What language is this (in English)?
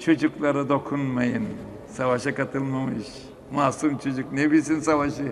Turkish